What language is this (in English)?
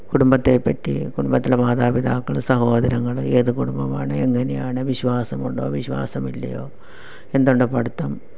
Malayalam